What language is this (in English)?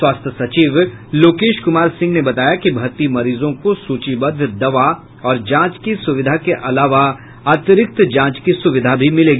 Hindi